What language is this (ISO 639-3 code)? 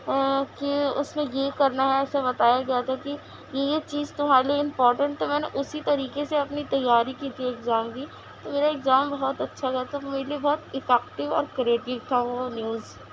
urd